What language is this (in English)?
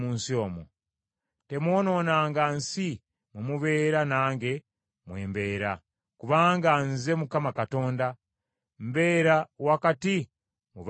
Ganda